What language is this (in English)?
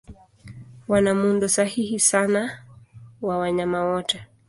Swahili